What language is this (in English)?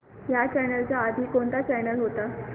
Marathi